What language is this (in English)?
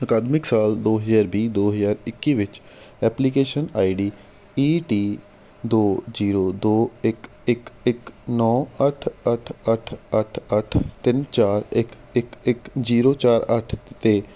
Punjabi